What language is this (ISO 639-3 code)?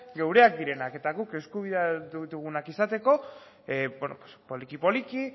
eus